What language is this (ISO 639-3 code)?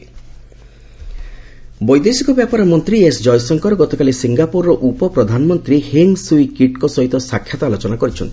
ori